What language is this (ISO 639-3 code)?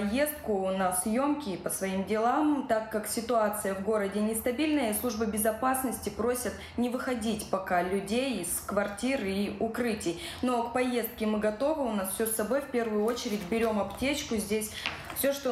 rus